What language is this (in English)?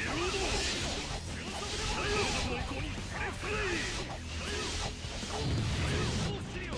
Korean